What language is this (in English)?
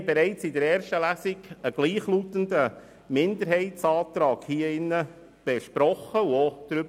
Swiss German